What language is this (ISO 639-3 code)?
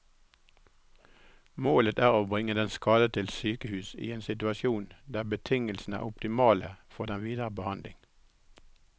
nor